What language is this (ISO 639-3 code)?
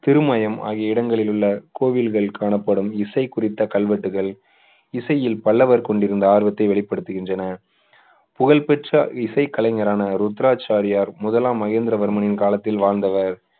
tam